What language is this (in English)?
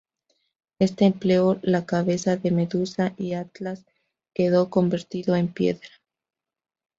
Spanish